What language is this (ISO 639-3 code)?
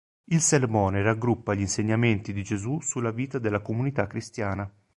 ita